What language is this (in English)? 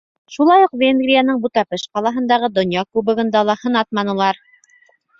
Bashkir